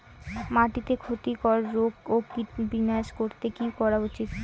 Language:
Bangla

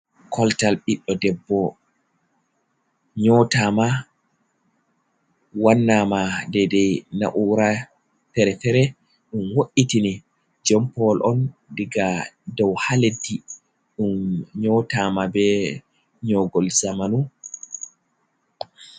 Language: Fula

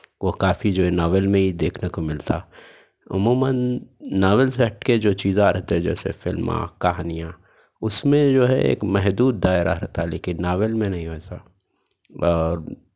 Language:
Urdu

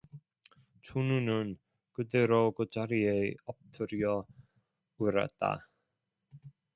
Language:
Korean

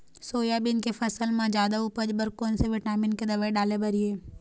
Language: Chhattisgarhi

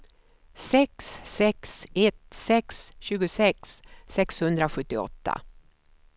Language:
Swedish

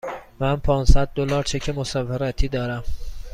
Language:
Persian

